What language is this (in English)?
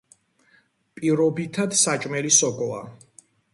Georgian